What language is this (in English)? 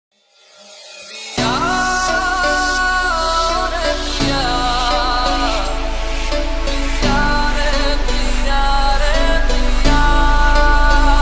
Hindi